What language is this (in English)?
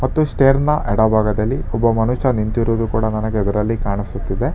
Kannada